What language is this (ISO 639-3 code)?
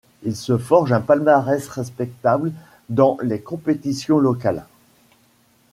fra